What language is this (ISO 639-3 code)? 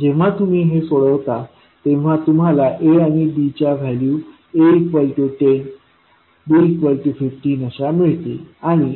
mar